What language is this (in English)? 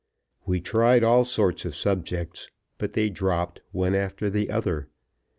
English